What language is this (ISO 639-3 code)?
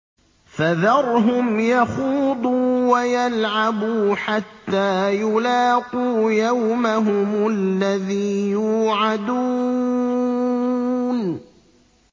ara